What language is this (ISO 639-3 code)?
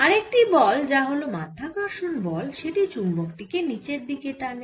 ben